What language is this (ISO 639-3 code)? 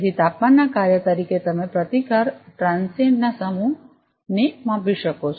guj